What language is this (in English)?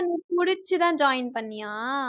Tamil